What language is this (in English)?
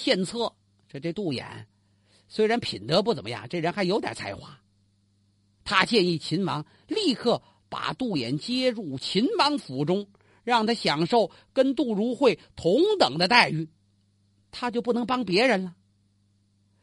Chinese